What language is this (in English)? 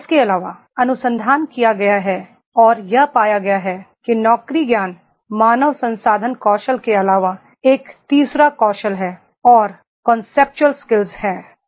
Hindi